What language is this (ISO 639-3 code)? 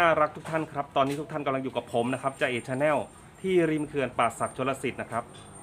tha